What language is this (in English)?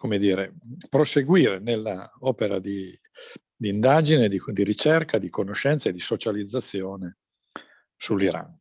Italian